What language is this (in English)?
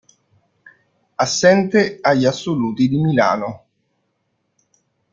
Italian